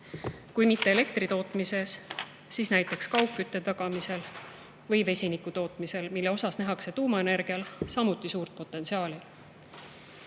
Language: Estonian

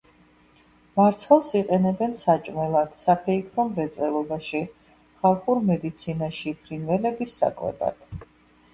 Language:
Georgian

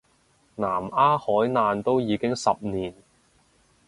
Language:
Cantonese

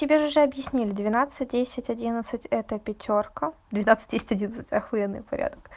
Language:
Russian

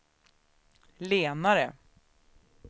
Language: Swedish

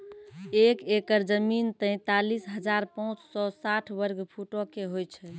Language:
Maithili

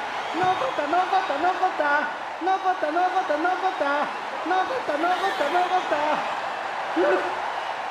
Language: Vietnamese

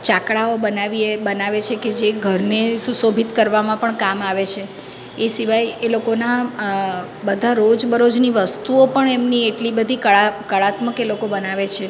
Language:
Gujarati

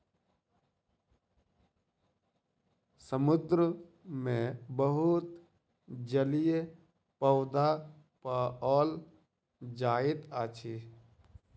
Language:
Maithili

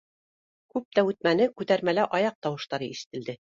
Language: Bashkir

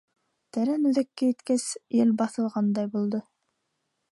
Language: Bashkir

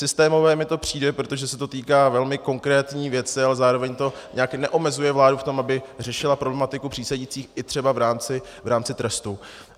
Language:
Czech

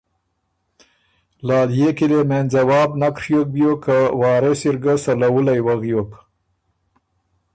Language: Ormuri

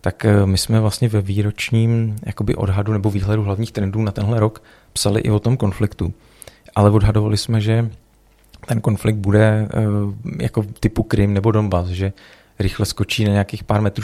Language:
Czech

